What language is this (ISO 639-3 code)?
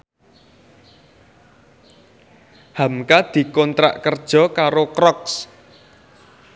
jav